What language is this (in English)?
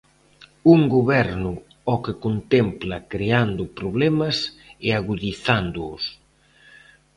Galician